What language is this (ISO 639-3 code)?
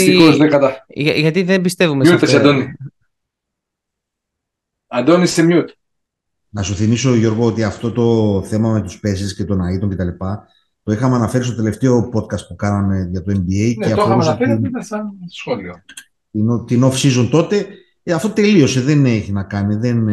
ell